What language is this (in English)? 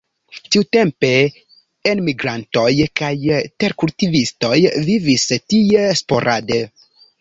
Esperanto